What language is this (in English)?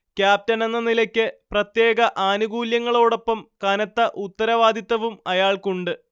Malayalam